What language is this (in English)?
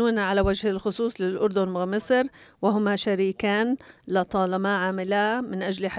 Arabic